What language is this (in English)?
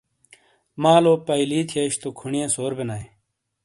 Shina